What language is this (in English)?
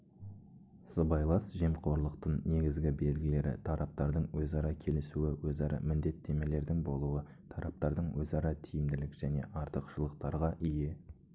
Kazakh